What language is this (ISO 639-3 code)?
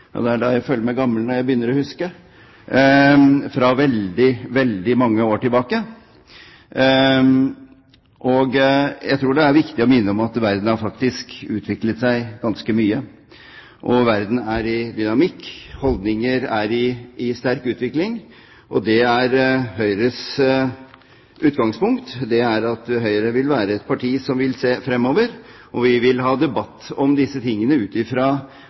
nob